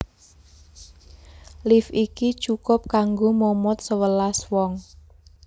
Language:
Javanese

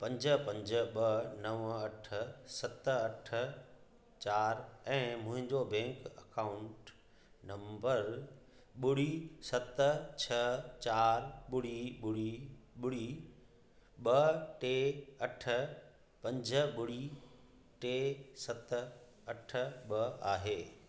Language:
Sindhi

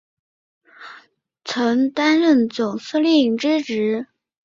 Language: Chinese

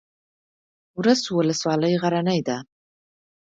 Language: Pashto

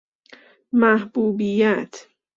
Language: Persian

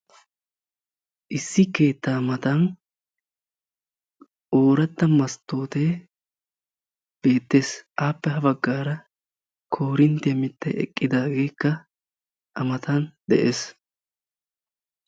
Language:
Wolaytta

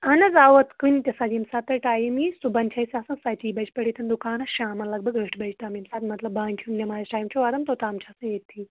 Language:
Kashmiri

